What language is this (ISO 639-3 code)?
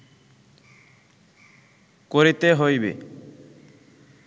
ben